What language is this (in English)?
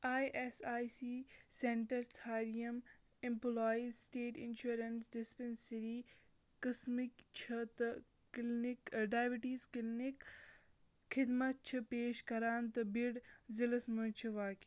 Kashmiri